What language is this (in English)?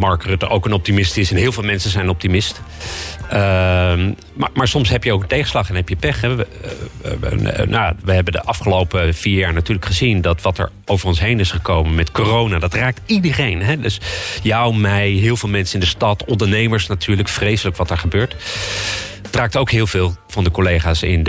Dutch